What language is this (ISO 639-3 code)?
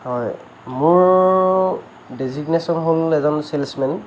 asm